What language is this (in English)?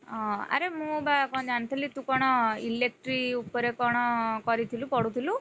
Odia